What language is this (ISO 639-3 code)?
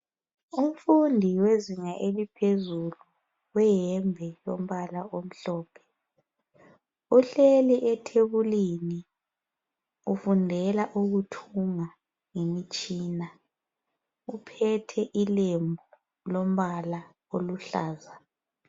nde